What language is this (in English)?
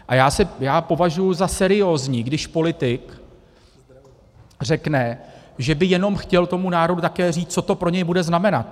Czech